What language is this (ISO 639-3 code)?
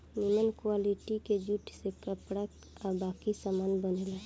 bho